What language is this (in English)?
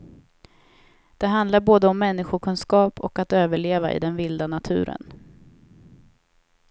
Swedish